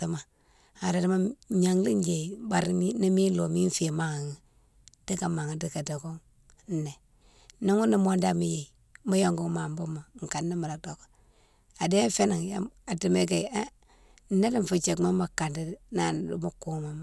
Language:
Mansoanka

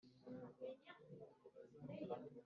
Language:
Kinyarwanda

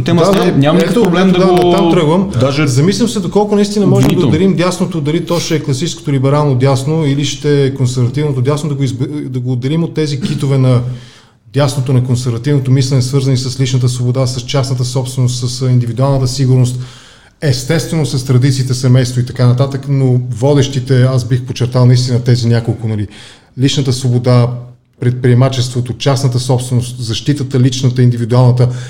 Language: Bulgarian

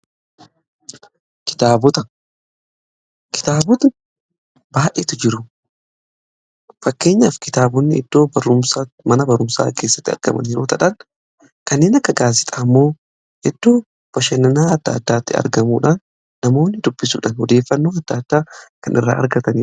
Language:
Oromo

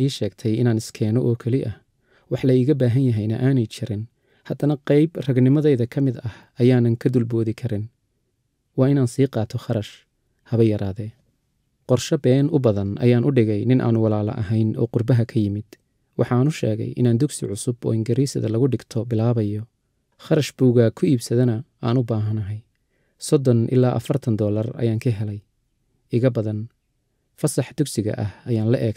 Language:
Arabic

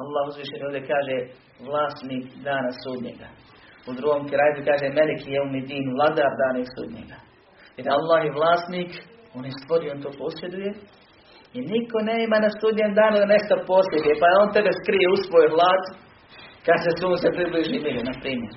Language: Croatian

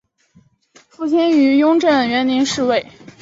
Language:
Chinese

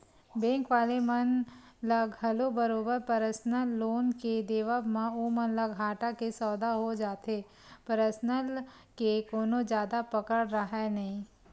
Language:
Chhattisgarhi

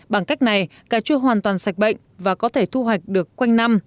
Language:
Vietnamese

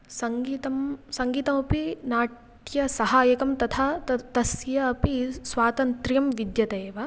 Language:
Sanskrit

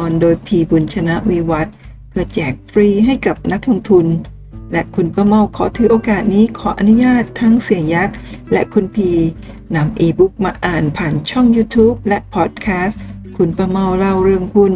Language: Thai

